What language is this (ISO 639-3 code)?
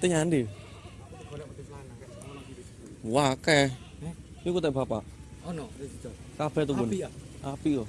ind